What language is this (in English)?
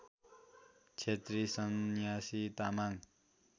Nepali